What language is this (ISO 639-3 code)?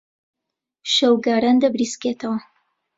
ckb